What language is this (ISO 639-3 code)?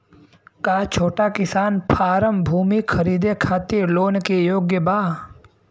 bho